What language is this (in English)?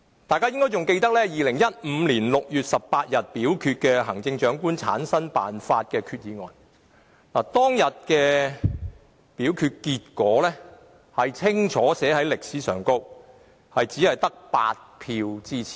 Cantonese